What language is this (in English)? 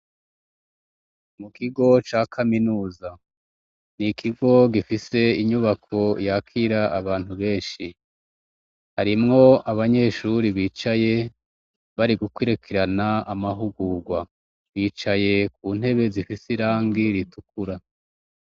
Rundi